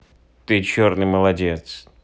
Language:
Russian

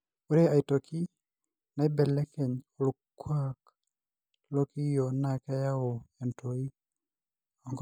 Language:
Masai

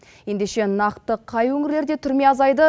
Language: Kazakh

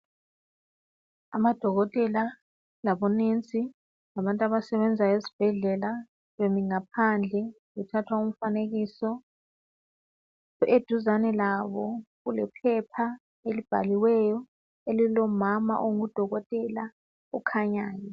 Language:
North Ndebele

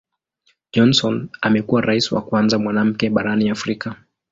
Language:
Swahili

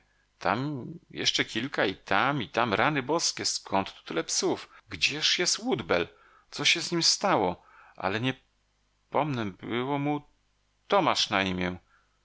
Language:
Polish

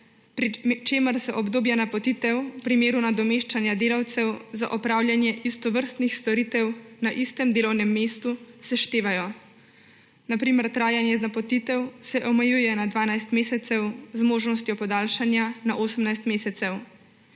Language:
Slovenian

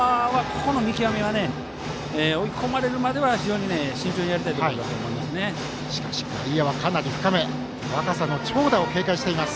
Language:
Japanese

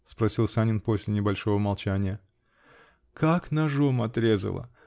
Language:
Russian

